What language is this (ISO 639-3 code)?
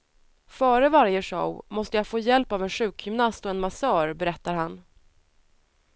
swe